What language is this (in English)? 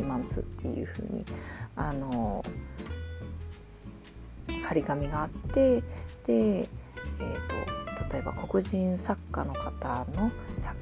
Japanese